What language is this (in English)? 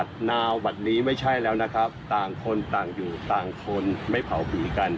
Thai